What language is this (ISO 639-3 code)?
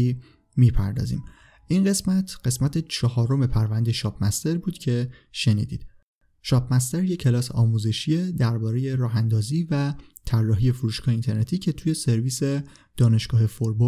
fas